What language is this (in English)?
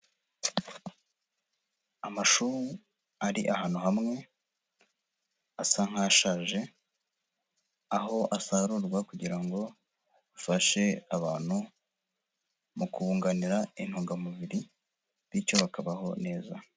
Kinyarwanda